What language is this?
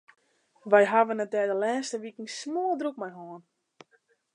Western Frisian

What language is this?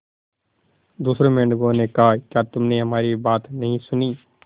Hindi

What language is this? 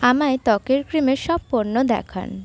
Bangla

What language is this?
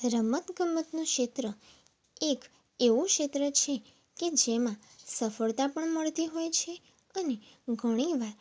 Gujarati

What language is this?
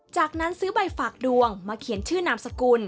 Thai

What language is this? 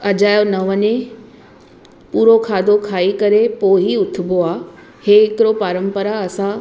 Sindhi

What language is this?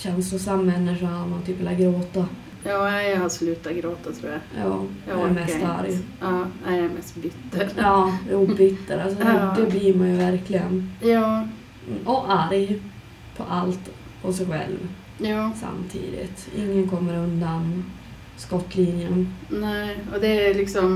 Swedish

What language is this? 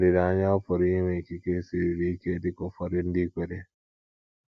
Igbo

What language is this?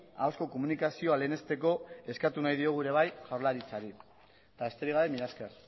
Basque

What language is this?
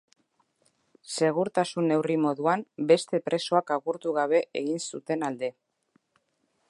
Basque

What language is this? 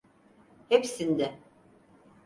Turkish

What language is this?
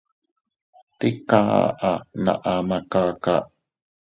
Teutila Cuicatec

